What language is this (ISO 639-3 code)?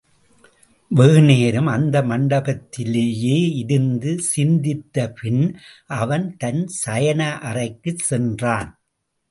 tam